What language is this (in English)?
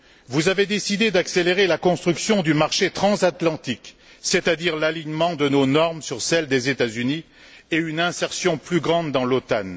French